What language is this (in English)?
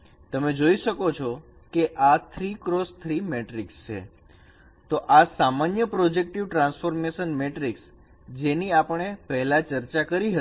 Gujarati